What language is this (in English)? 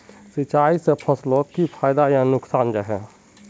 Magahi